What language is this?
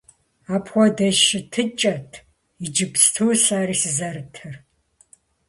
Kabardian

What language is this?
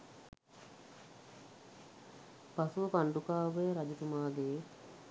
Sinhala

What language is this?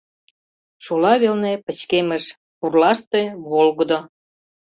Mari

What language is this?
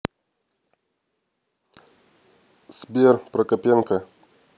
Russian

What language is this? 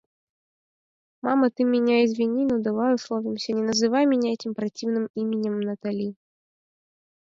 Mari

